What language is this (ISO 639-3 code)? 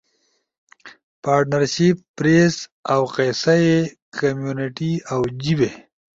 ush